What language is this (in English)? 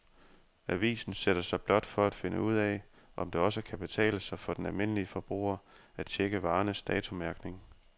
Danish